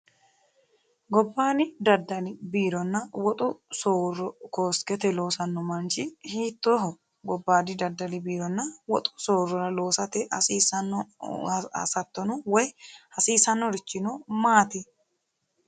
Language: Sidamo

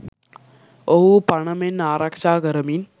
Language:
Sinhala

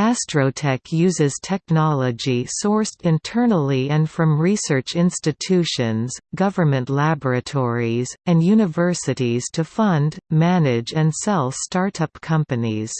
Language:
English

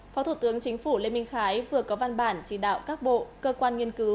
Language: Vietnamese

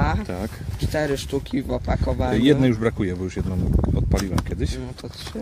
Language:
Polish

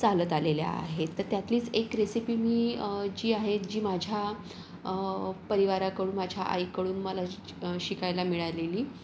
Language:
Marathi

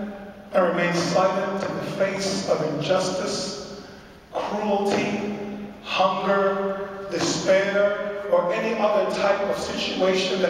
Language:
English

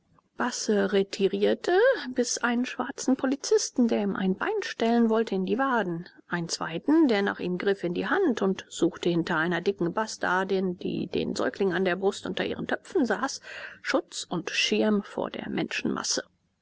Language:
German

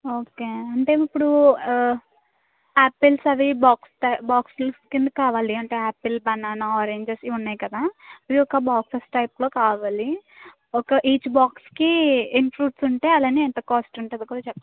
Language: Telugu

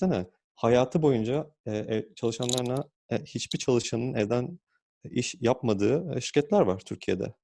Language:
Turkish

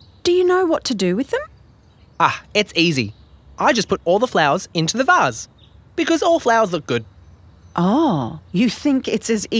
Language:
English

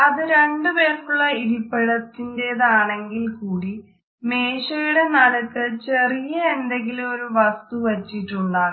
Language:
Malayalam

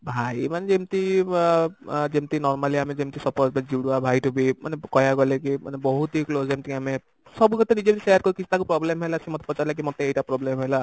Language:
Odia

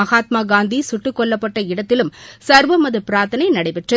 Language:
Tamil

